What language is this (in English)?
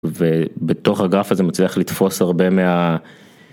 Hebrew